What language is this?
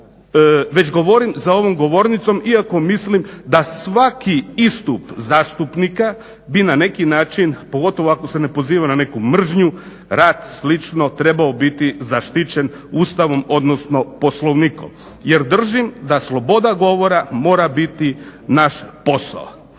Croatian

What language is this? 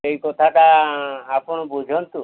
Odia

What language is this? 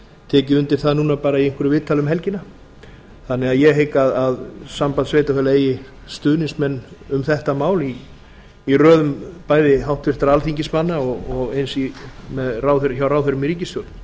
Icelandic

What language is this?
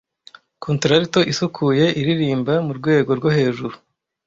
Kinyarwanda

